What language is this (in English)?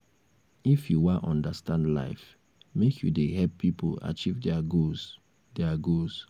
Nigerian Pidgin